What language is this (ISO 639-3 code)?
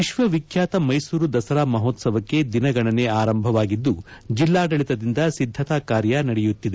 kan